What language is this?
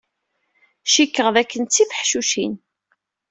Kabyle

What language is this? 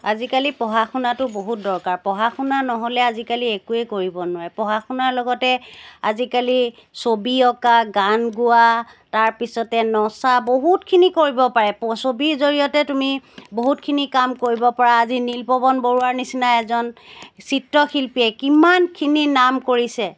Assamese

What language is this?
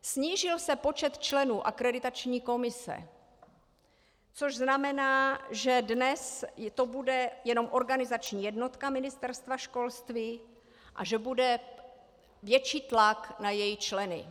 Czech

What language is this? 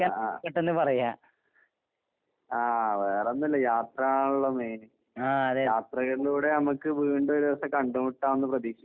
Malayalam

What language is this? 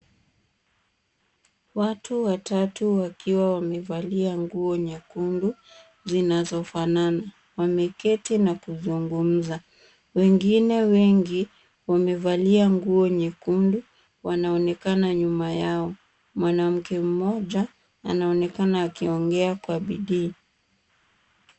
Swahili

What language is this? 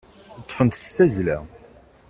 Kabyle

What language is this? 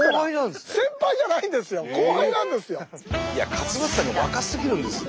Japanese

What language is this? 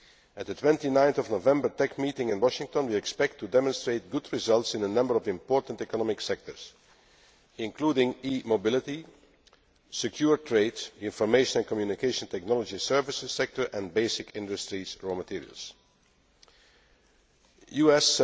English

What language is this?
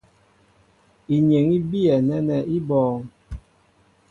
Mbo (Cameroon)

